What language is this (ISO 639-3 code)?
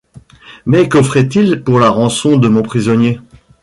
fra